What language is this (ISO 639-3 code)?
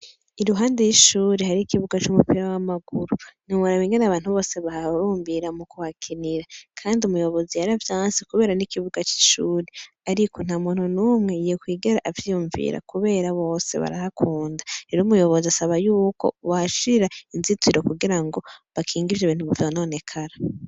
run